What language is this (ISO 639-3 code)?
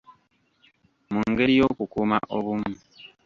lug